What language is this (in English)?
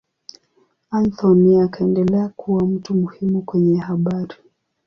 Swahili